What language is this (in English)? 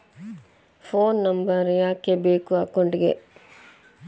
Kannada